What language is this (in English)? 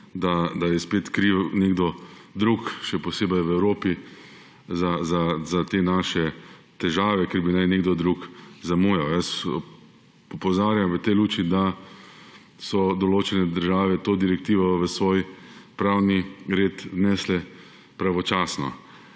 Slovenian